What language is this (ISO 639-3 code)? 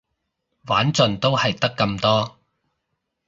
yue